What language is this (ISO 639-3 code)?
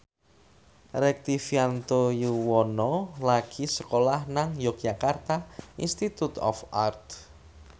jav